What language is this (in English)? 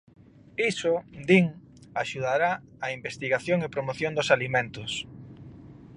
Galician